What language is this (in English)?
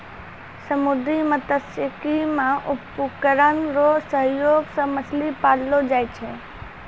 Maithili